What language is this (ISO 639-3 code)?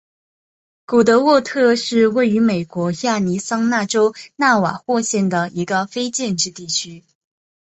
zho